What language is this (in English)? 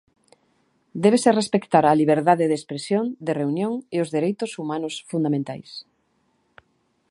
Galician